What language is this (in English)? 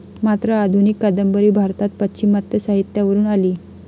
Marathi